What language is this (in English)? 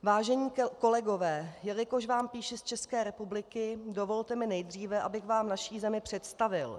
Czech